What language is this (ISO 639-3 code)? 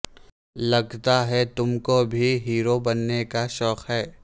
urd